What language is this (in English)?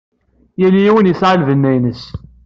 Kabyle